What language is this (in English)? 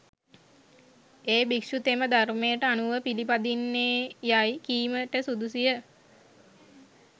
Sinhala